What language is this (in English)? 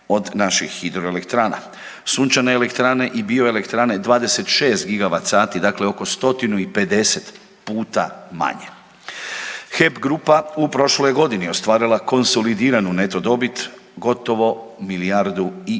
Croatian